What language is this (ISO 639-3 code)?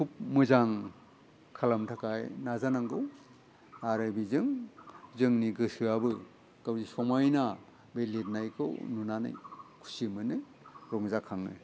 brx